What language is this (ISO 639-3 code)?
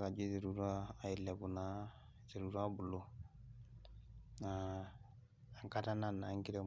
mas